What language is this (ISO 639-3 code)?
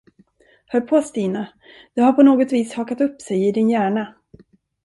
swe